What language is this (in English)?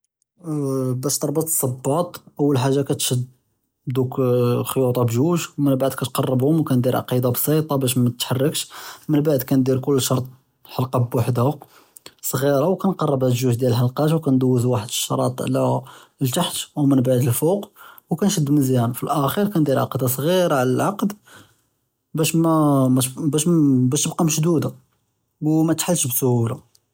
Judeo-Arabic